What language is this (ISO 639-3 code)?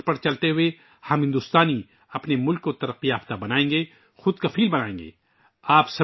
urd